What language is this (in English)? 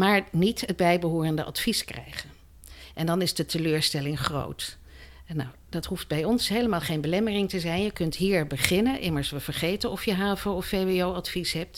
Dutch